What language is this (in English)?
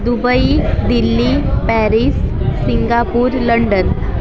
Marathi